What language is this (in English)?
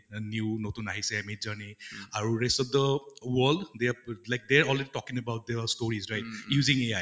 Assamese